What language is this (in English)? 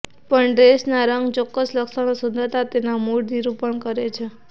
Gujarati